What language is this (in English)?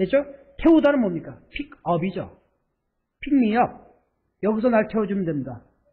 Korean